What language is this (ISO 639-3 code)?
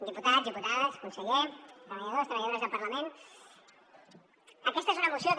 cat